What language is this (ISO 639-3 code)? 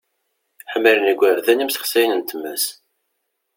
kab